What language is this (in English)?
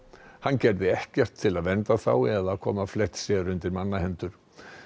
Icelandic